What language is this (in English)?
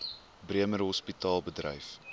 Afrikaans